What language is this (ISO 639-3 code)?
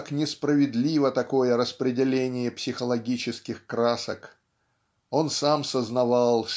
rus